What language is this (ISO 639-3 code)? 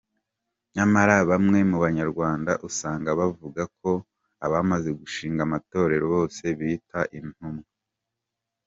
kin